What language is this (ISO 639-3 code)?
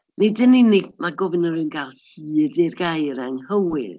cym